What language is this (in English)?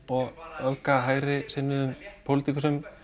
Icelandic